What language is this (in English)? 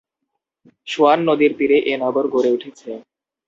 Bangla